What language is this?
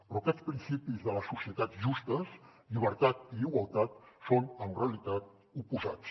Catalan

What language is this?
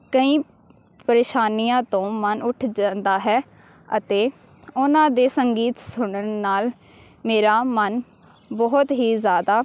Punjabi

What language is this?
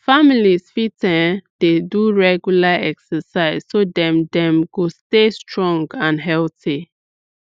Nigerian Pidgin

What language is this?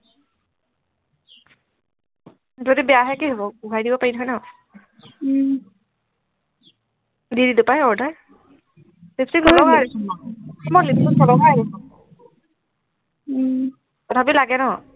Assamese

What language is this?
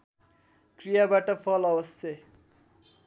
Nepali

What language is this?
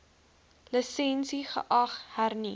Afrikaans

